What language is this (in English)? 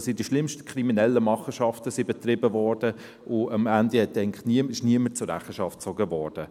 Swiss German